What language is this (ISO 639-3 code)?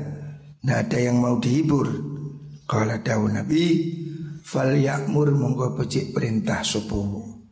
ind